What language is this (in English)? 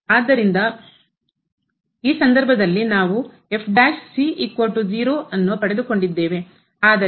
Kannada